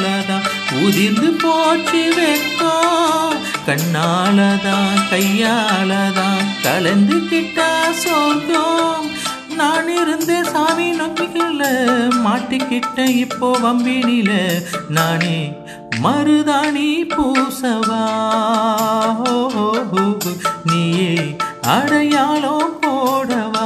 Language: Tamil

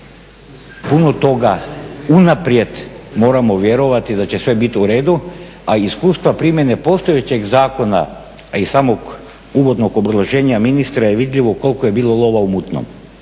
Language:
Croatian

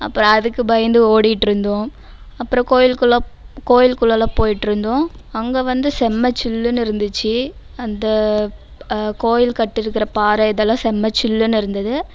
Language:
Tamil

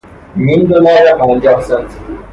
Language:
Persian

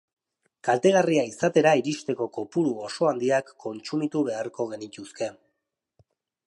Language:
Basque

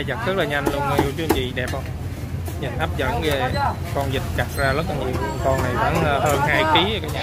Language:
Vietnamese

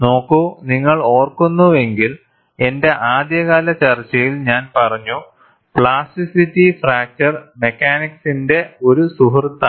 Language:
Malayalam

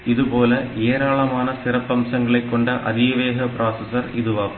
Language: Tamil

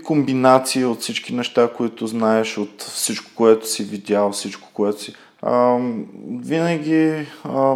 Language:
Bulgarian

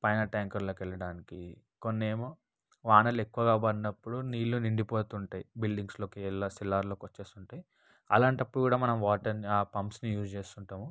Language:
Telugu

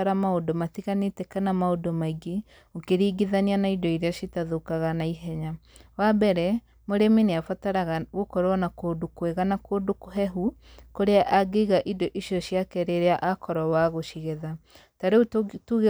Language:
Kikuyu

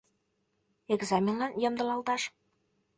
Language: Mari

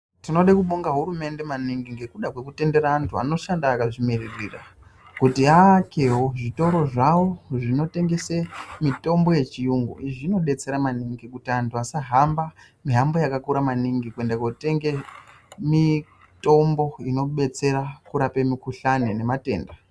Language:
Ndau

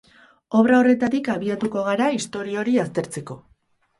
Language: Basque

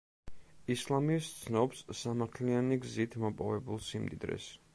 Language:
Georgian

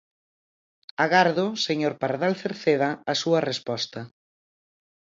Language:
Galician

